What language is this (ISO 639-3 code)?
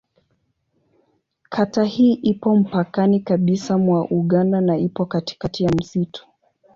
swa